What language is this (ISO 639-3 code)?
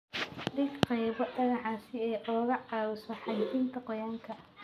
som